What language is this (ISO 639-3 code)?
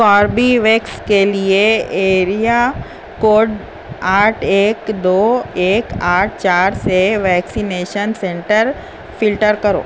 urd